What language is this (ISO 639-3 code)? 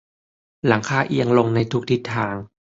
tha